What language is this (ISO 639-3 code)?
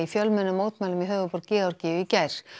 isl